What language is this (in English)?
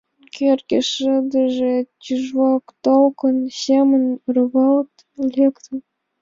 Mari